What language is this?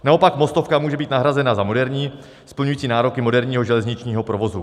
Czech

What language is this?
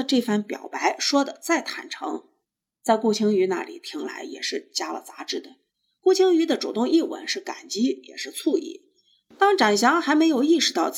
Chinese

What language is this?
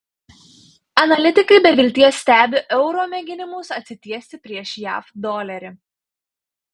Lithuanian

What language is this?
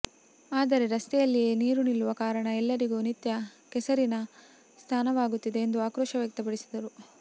Kannada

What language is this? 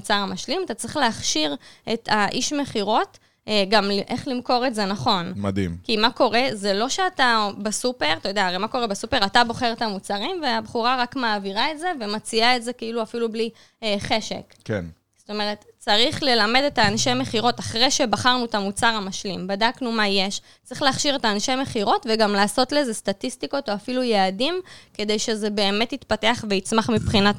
Hebrew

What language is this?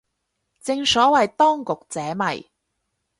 Cantonese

